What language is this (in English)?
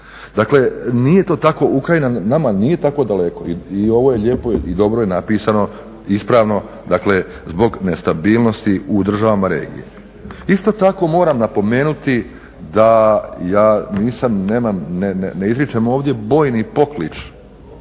Croatian